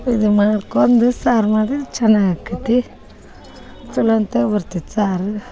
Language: Kannada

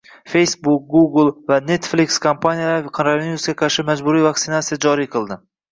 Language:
Uzbek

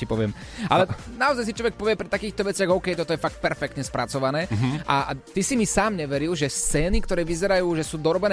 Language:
Slovak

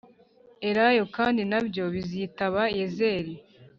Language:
Kinyarwanda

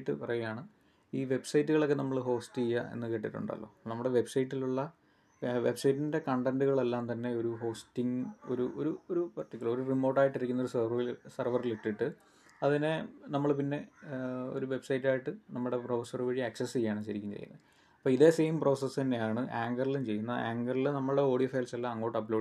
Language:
Malayalam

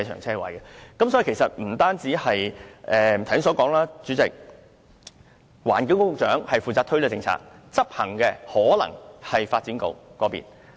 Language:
Cantonese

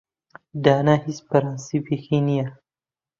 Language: Central Kurdish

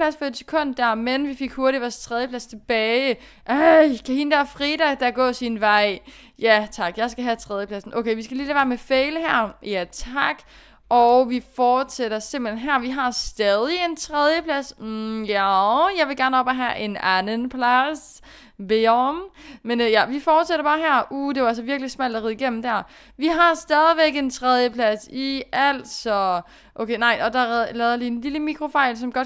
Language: Danish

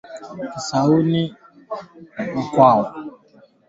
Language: Swahili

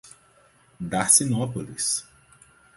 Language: Portuguese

